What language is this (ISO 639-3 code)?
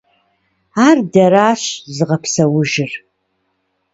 kbd